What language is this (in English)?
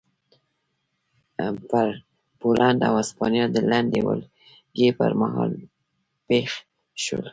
Pashto